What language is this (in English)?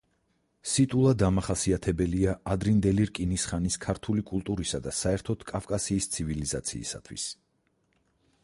Georgian